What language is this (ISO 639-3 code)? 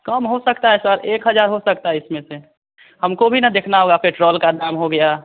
hin